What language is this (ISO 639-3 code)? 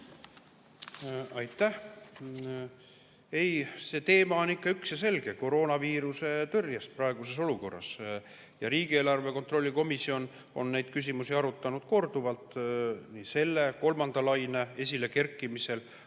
est